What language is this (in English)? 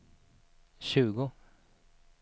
Swedish